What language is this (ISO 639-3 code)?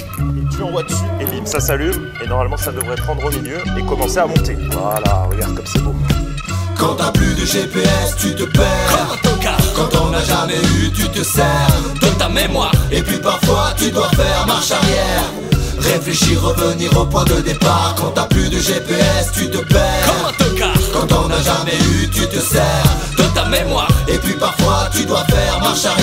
fra